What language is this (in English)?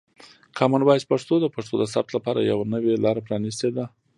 Pashto